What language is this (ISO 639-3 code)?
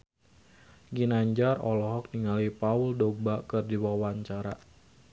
sun